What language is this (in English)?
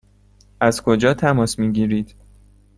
Persian